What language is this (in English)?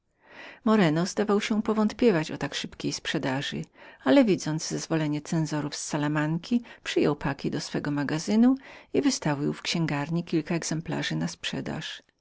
Polish